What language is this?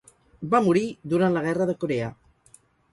Catalan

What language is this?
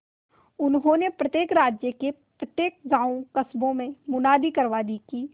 Hindi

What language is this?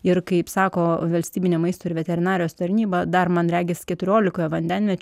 Lithuanian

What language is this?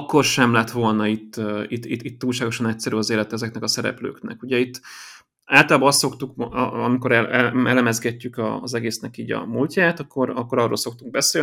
Hungarian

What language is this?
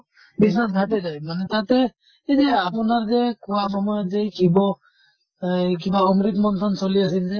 Assamese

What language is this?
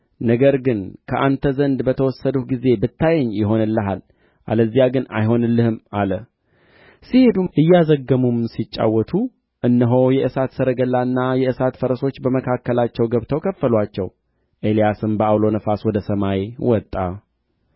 Amharic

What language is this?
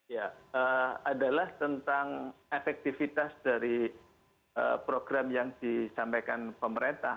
Indonesian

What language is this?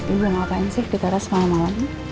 Indonesian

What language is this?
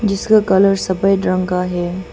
Hindi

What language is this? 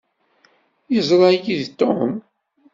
Kabyle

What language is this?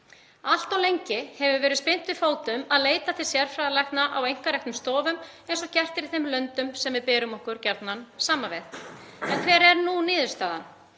Icelandic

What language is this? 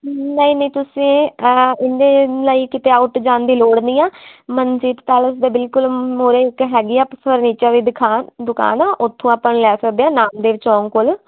Punjabi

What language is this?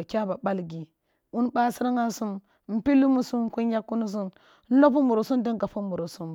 Kulung (Nigeria)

